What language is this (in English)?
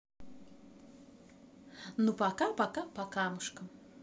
Russian